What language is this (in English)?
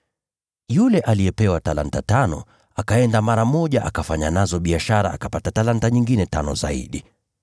Swahili